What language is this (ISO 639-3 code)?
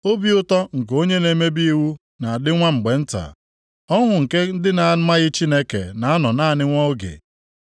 ibo